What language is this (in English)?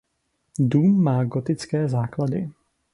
Czech